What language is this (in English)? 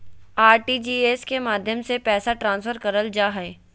Magahi